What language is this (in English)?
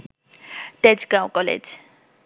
Bangla